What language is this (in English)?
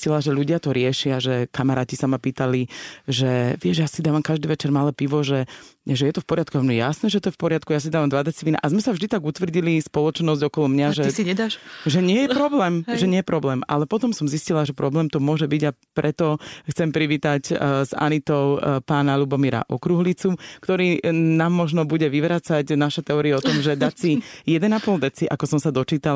Slovak